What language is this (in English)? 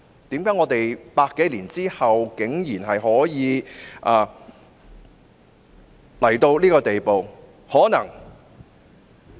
Cantonese